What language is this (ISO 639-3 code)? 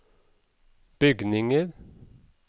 nor